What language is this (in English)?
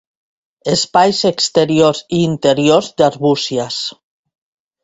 Catalan